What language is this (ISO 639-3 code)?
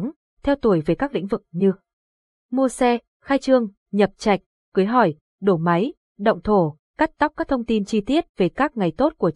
vie